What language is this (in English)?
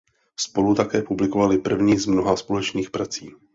Czech